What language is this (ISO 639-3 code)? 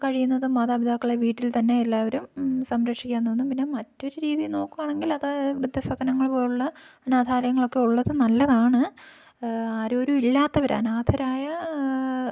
mal